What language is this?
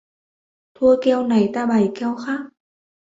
Vietnamese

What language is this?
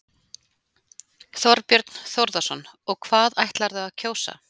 Icelandic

